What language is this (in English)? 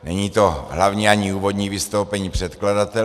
Czech